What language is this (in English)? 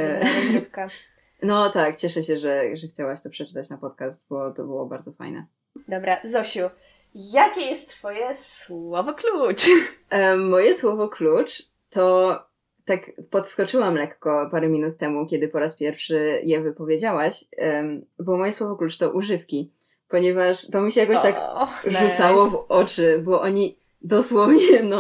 Polish